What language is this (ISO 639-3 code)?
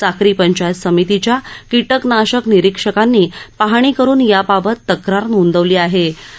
mar